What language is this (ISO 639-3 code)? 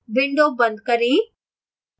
hin